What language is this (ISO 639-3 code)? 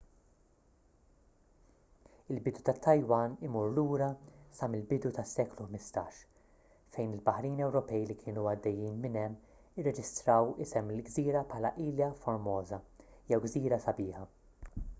mlt